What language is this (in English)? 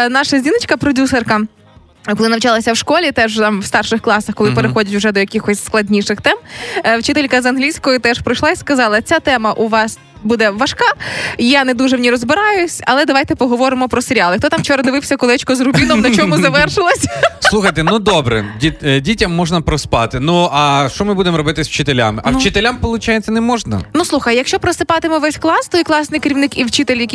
Ukrainian